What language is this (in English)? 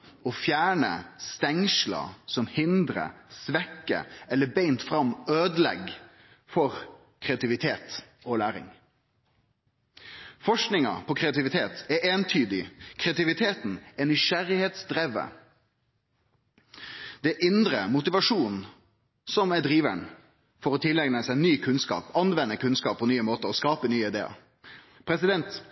Norwegian Nynorsk